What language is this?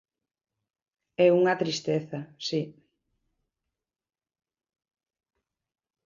Galician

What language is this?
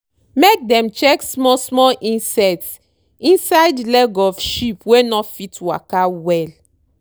Nigerian Pidgin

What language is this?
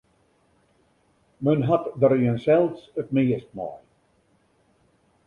Western Frisian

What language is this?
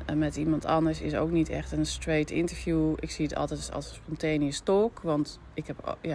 Dutch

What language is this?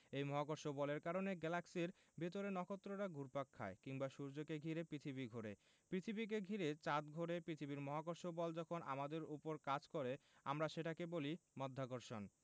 Bangla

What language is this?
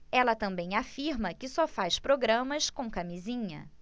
Portuguese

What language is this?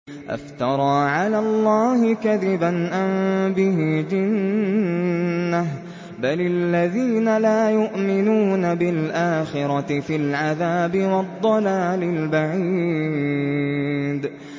Arabic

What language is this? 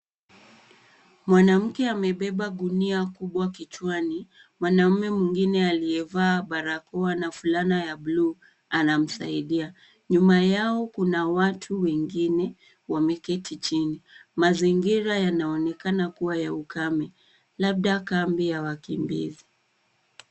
Swahili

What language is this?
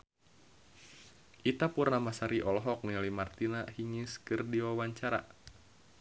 Sundanese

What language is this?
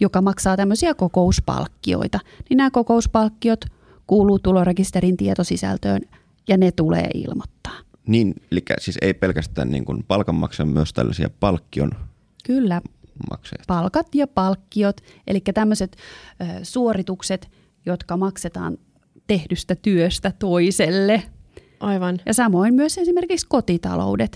Finnish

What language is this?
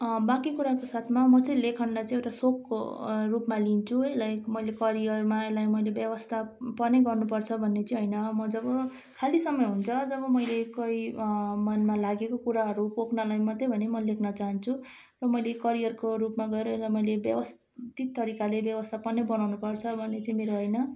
Nepali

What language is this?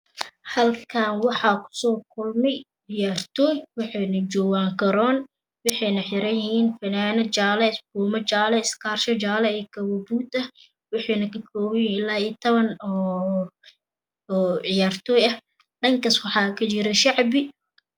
Somali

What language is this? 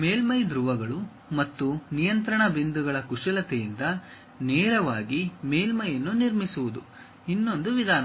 Kannada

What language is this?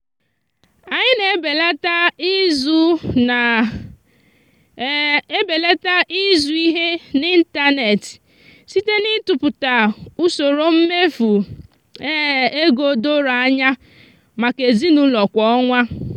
Igbo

